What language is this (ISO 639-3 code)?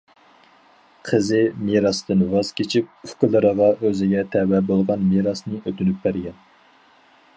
uig